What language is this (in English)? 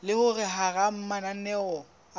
Southern Sotho